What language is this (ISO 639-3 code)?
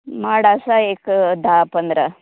kok